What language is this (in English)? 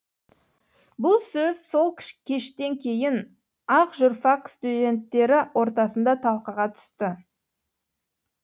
Kazakh